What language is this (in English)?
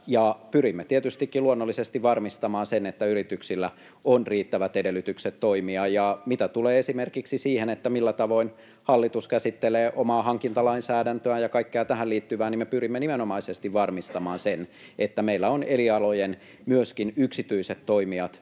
Finnish